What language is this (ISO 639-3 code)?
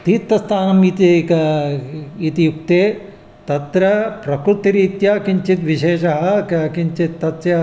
san